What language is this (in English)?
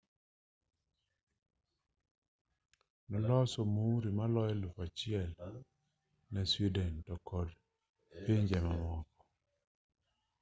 Luo (Kenya and Tanzania)